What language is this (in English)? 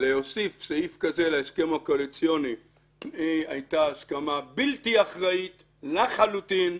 Hebrew